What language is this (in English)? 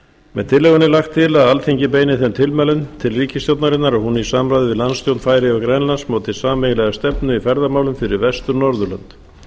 Icelandic